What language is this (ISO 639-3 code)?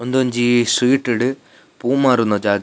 tcy